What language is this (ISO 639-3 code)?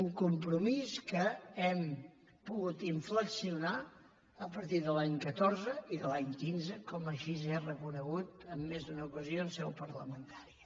cat